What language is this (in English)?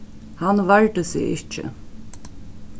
Faroese